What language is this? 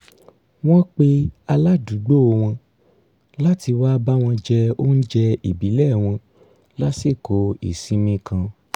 Yoruba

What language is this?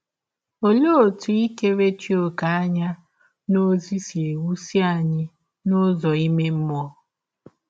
Igbo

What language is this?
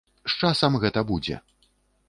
Belarusian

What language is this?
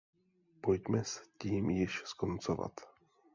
Czech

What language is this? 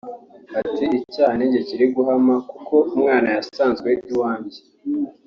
Kinyarwanda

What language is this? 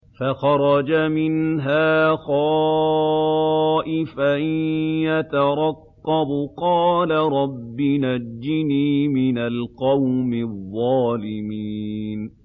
Arabic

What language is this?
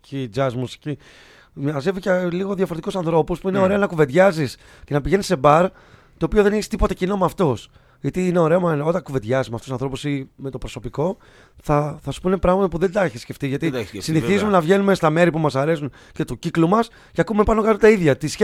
Greek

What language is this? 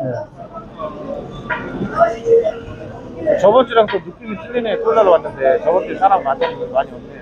Korean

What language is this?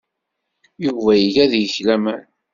Kabyle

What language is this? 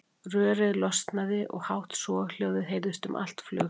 Icelandic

